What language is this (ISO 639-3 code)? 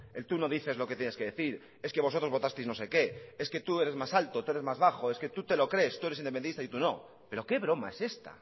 spa